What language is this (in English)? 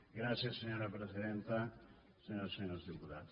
Catalan